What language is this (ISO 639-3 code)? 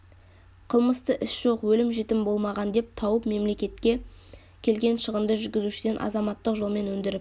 kaz